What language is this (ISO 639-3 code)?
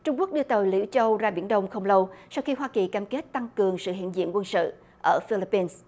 vie